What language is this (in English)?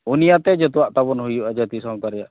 Santali